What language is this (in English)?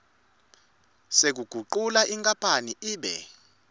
Swati